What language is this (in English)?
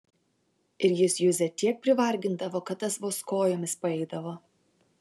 Lithuanian